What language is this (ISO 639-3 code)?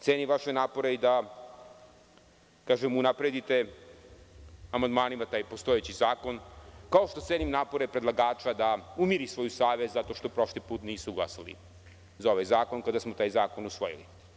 srp